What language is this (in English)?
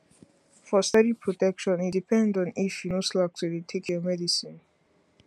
Nigerian Pidgin